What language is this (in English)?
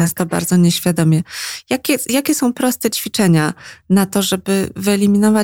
Polish